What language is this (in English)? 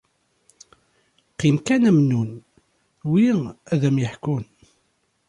Kabyle